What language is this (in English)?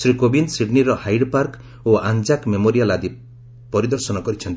Odia